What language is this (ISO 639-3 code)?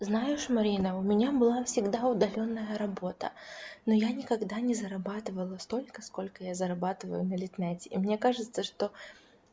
rus